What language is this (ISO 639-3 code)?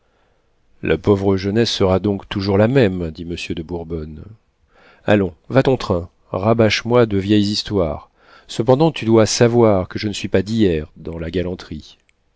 fra